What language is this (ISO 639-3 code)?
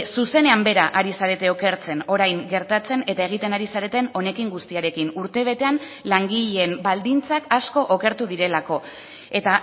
eus